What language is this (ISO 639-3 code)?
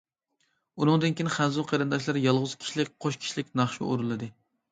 uig